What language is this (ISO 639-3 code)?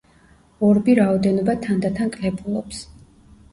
kat